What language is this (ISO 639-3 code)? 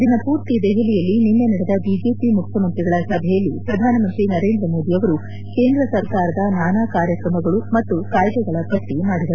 kan